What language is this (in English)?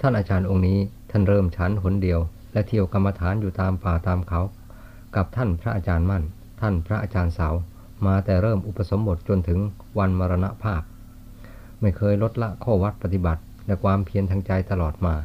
Thai